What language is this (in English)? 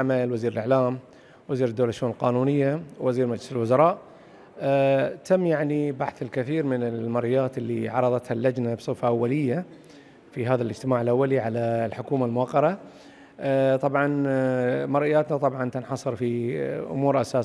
Arabic